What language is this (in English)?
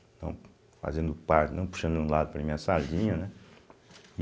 Portuguese